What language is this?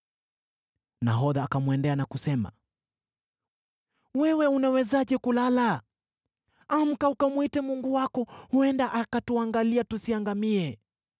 Swahili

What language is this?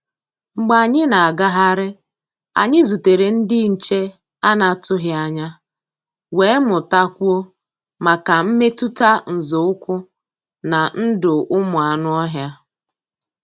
Igbo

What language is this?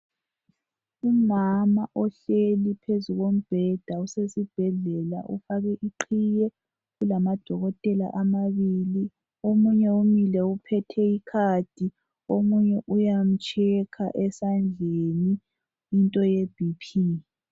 North Ndebele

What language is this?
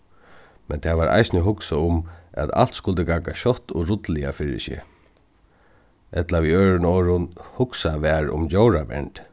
Faroese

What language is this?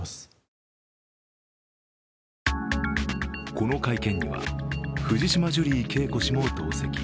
Japanese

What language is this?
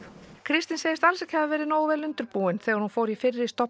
Icelandic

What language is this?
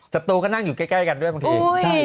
Thai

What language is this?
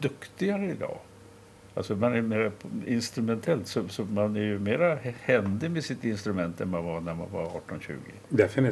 Swedish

